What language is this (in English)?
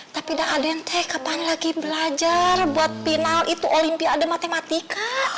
Indonesian